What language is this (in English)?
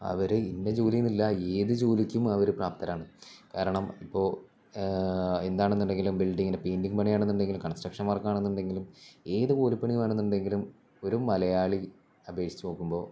Malayalam